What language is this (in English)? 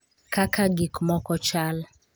Luo (Kenya and Tanzania)